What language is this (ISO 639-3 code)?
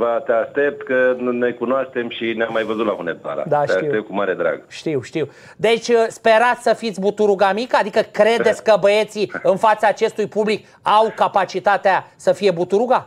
ron